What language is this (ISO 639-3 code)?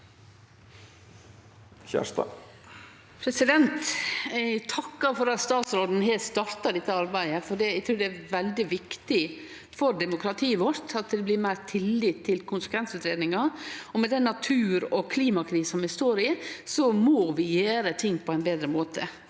nor